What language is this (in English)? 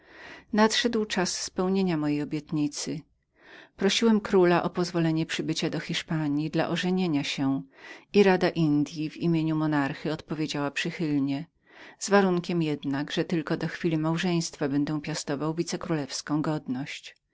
Polish